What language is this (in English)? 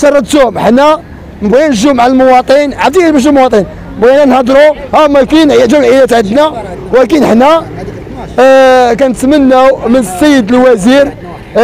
Arabic